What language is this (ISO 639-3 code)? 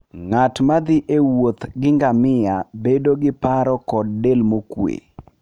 luo